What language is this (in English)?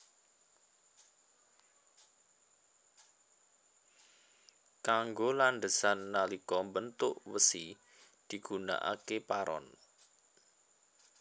Javanese